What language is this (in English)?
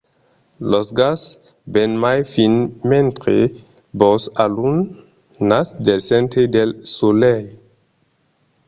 Occitan